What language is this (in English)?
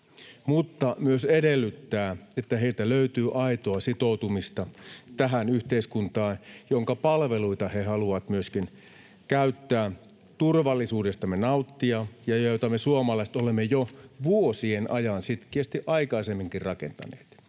Finnish